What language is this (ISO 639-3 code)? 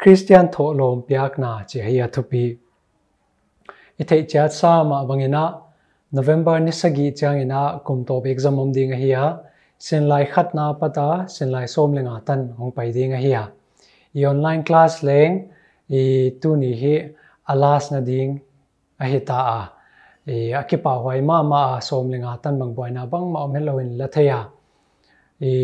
tha